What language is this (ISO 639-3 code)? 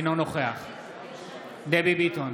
heb